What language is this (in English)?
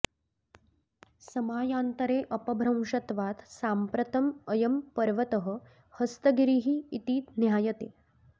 Sanskrit